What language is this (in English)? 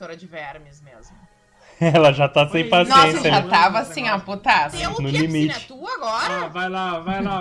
Portuguese